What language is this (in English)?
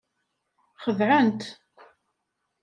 Kabyle